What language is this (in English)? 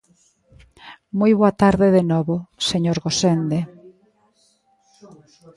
Galician